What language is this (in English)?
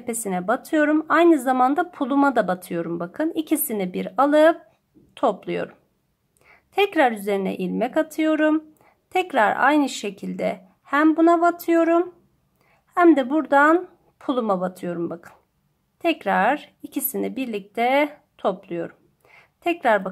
Turkish